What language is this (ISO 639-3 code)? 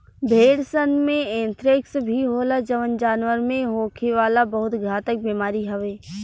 bho